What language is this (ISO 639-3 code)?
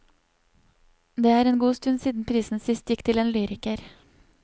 nor